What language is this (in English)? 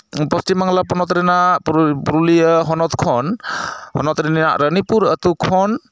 Santali